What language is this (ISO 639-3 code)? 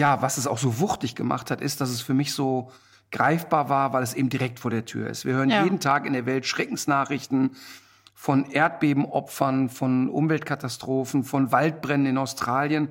deu